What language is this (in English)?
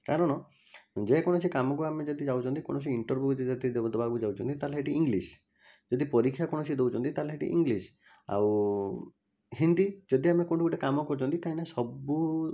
Odia